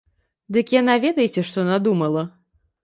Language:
Belarusian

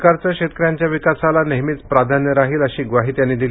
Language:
Marathi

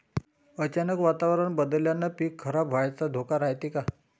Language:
Marathi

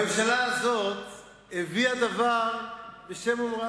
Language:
Hebrew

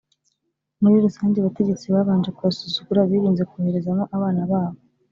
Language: Kinyarwanda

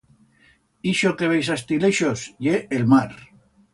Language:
Aragonese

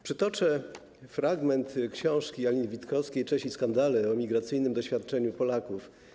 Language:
Polish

